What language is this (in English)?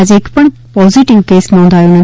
Gujarati